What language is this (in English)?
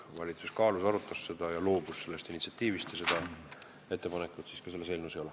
Estonian